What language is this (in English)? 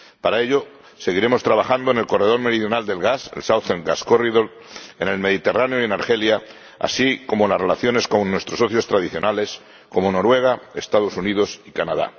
Spanish